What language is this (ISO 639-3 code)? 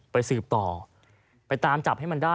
tha